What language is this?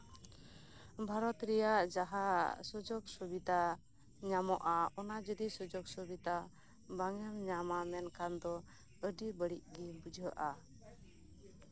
Santali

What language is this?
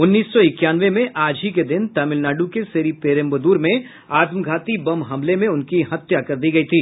Hindi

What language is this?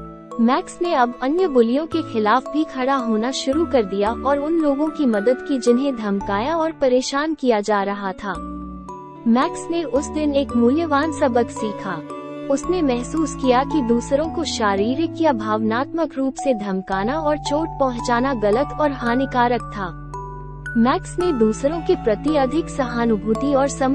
Hindi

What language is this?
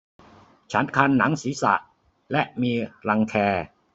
Thai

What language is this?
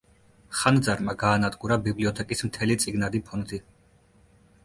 Georgian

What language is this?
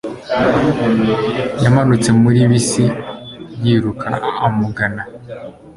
Kinyarwanda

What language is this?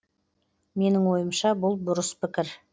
Kazakh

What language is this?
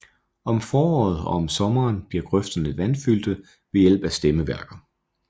Danish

